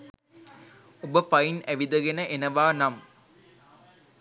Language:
Sinhala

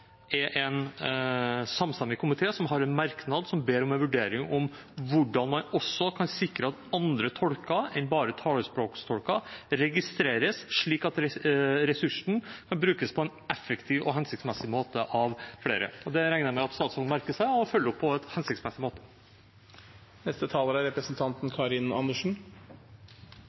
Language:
Norwegian Bokmål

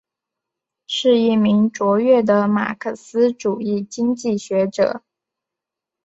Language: Chinese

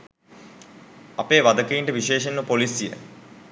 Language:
Sinhala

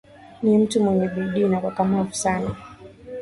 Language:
Swahili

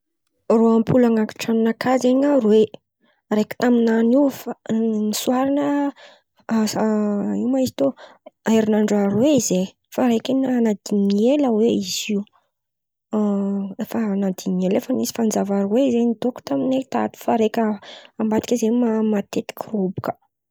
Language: Antankarana Malagasy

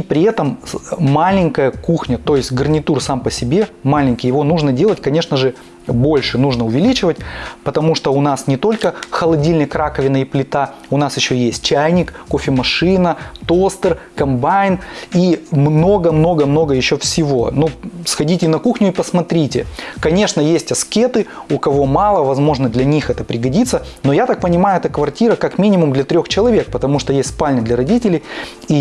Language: Russian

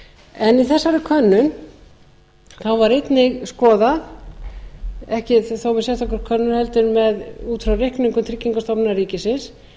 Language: Icelandic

